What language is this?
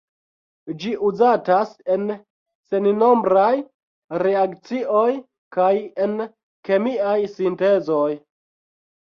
Esperanto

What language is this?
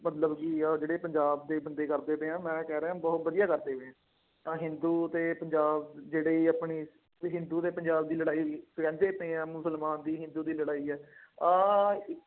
Punjabi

